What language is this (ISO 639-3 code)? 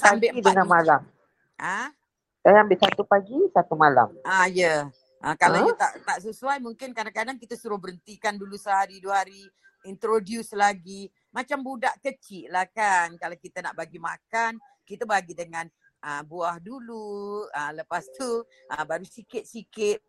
msa